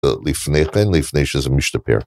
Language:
Hebrew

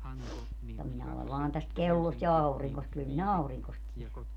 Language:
Finnish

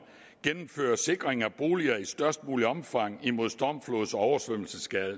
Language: Danish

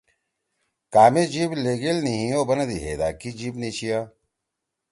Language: Torwali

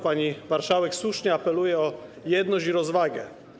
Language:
Polish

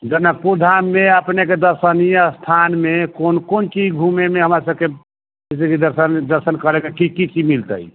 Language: Maithili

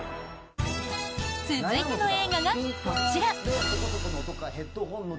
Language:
Japanese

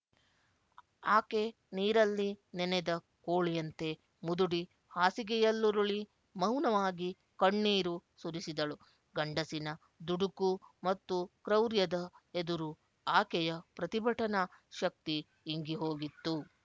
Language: Kannada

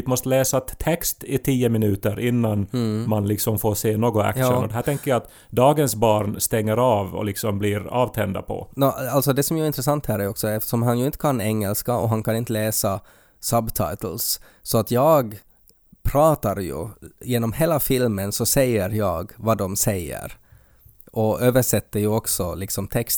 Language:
Swedish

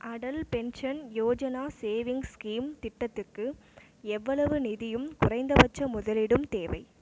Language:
Tamil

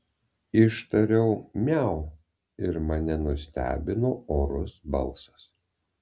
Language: Lithuanian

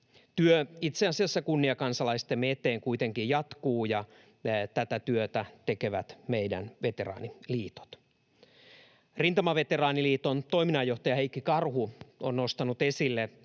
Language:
Finnish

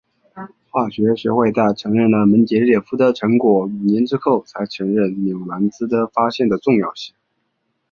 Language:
Chinese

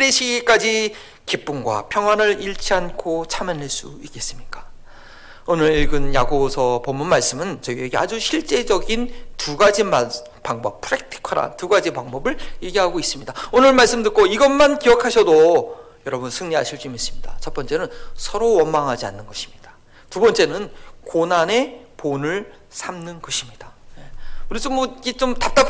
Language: Korean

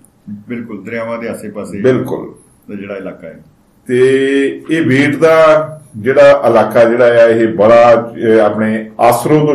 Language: Punjabi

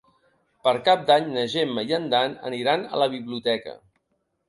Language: Catalan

